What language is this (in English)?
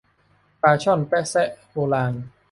Thai